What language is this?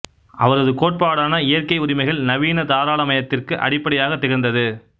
Tamil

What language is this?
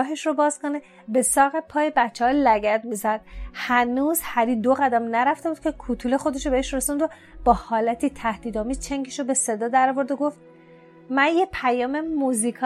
Persian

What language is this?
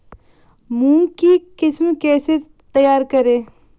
Hindi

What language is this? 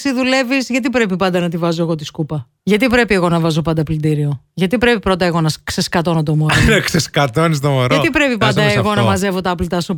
Greek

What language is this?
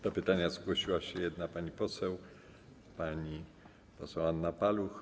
Polish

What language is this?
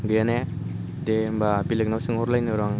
Bodo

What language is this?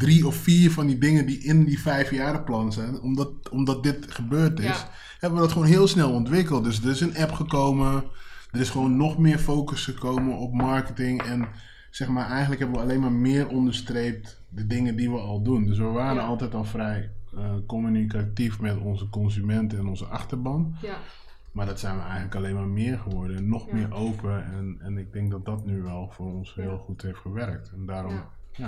Dutch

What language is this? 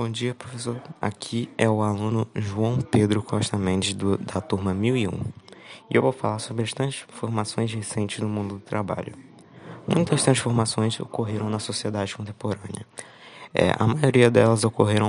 Portuguese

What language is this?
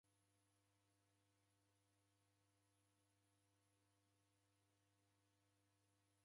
Taita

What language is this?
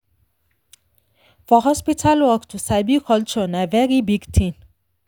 Nigerian Pidgin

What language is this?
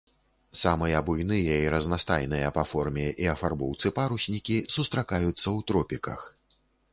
Belarusian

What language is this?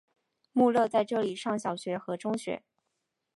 Chinese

